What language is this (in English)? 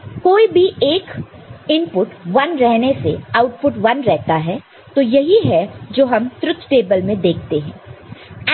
Hindi